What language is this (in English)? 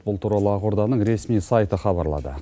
Kazakh